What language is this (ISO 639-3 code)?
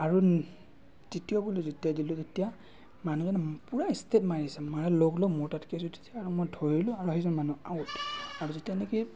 asm